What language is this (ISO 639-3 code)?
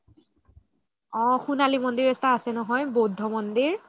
asm